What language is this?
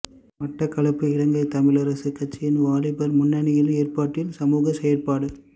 Tamil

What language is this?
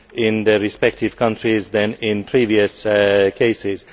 English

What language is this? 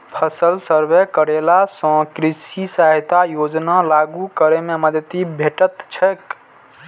Maithili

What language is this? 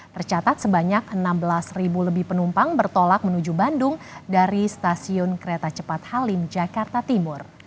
Indonesian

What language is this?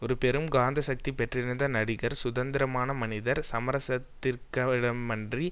Tamil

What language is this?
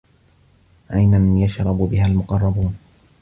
Arabic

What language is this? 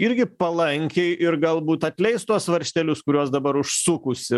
Lithuanian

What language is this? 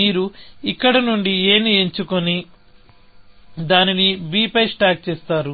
Telugu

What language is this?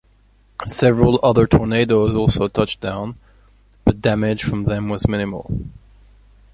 English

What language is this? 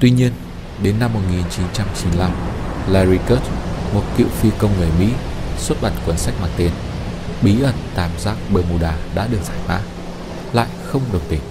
Vietnamese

